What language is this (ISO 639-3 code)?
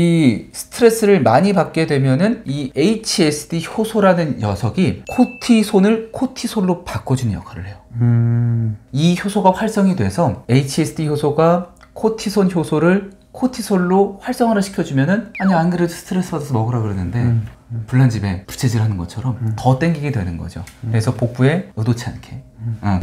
kor